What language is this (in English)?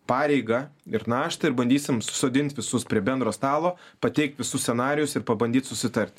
Lithuanian